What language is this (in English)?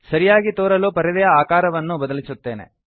Kannada